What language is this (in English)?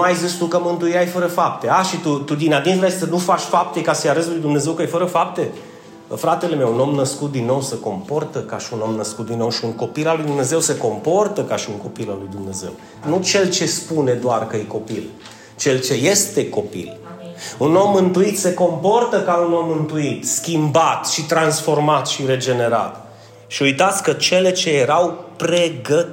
Romanian